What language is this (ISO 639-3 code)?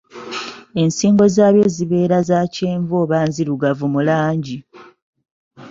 lug